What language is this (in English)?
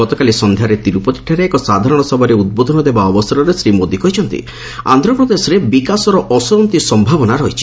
Odia